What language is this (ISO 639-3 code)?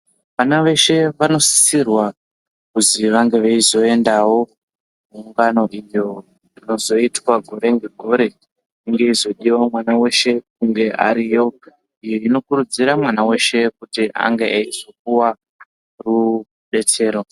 ndc